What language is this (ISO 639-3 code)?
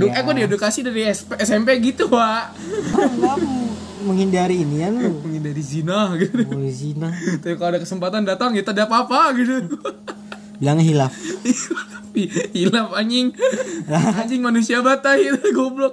ind